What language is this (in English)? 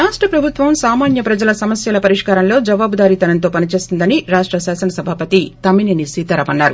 Telugu